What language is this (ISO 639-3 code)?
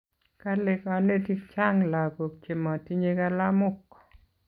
kln